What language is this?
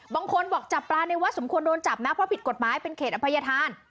Thai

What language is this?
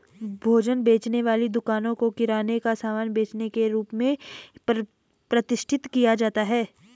Hindi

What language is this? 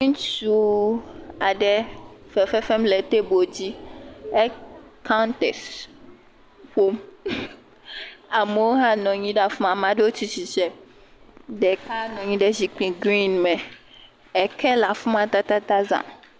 Ewe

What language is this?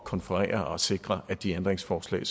Danish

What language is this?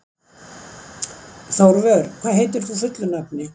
Icelandic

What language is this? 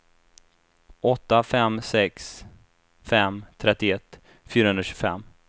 Swedish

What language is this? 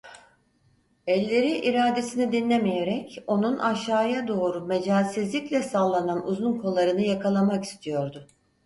Turkish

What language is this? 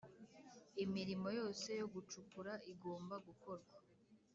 Kinyarwanda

